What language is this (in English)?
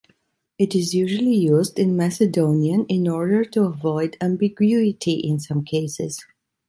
English